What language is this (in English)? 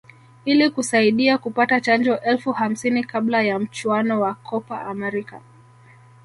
Swahili